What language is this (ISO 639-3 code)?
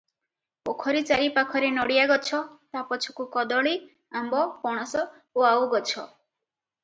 ori